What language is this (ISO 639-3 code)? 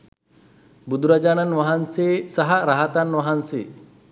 sin